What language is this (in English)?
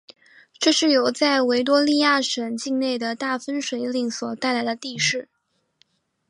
Chinese